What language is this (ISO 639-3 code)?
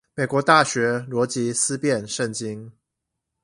zho